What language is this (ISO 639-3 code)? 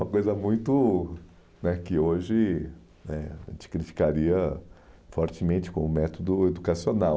por